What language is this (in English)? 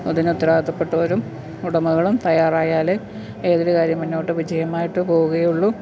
Malayalam